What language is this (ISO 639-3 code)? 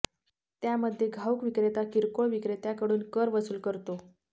mar